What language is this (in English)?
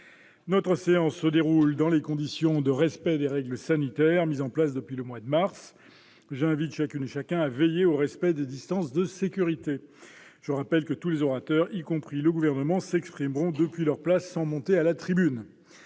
French